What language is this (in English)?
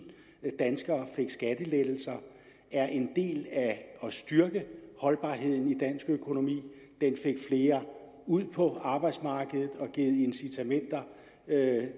Danish